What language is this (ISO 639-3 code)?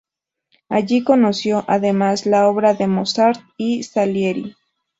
spa